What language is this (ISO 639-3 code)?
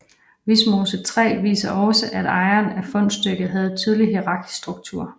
dan